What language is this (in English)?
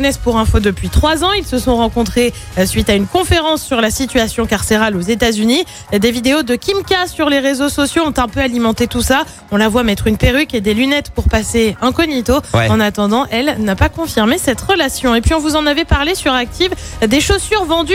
French